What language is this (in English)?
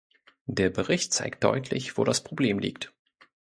German